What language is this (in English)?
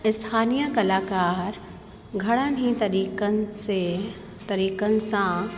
Sindhi